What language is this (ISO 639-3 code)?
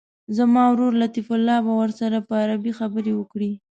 pus